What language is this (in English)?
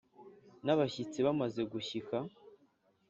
Kinyarwanda